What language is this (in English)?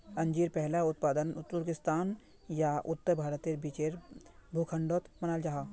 Magahi